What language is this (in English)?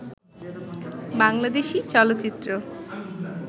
Bangla